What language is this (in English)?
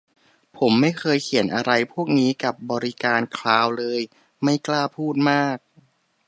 Thai